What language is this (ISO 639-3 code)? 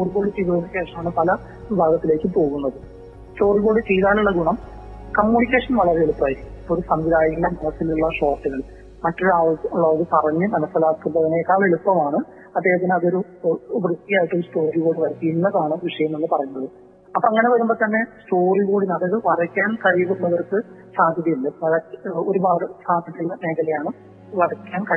mal